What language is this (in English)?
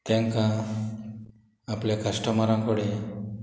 Konkani